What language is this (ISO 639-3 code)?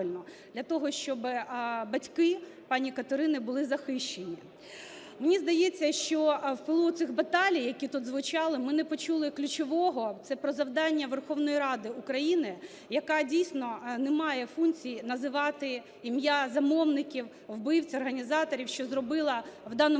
ukr